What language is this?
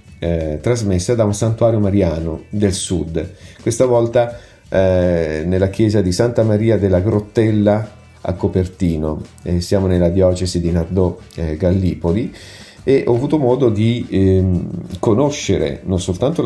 Italian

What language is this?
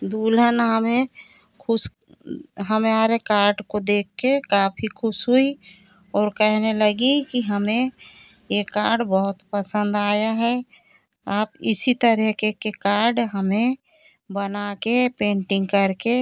Hindi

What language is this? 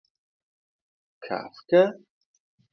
Uzbek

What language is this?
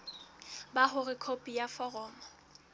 Southern Sotho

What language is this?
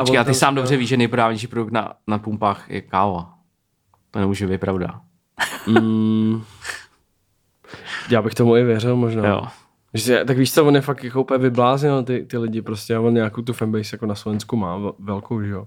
Czech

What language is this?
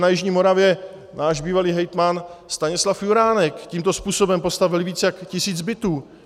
Czech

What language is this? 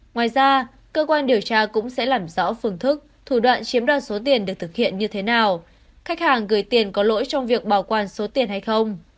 Vietnamese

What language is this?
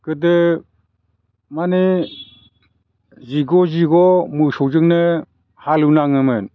Bodo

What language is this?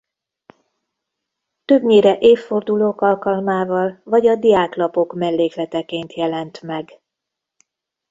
Hungarian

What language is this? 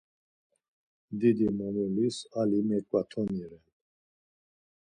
Laz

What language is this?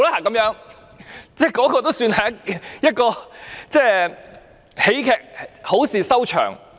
Cantonese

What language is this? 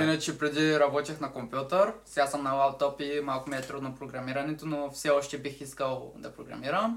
Bulgarian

